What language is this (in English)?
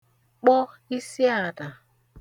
Igbo